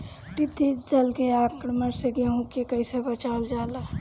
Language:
Bhojpuri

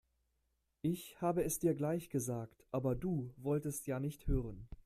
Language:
German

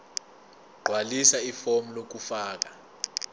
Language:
Zulu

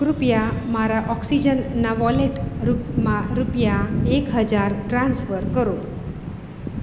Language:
Gujarati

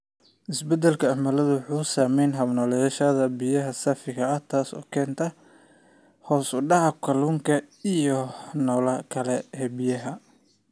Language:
Somali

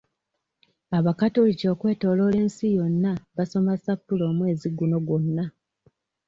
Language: Ganda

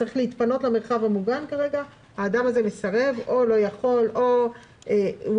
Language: Hebrew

